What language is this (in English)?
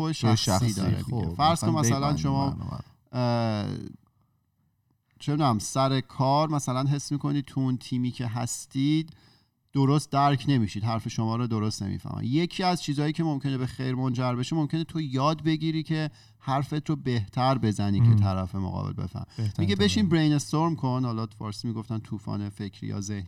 Persian